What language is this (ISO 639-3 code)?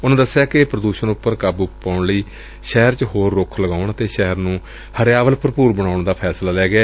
pan